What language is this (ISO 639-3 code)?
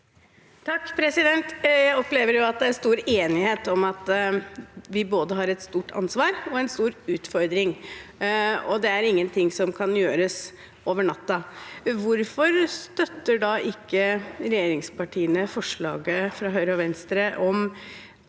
nor